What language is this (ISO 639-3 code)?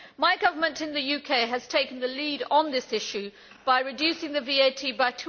eng